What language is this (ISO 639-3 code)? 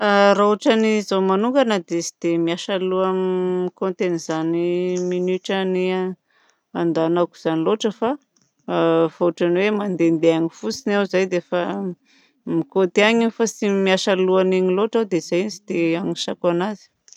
bzc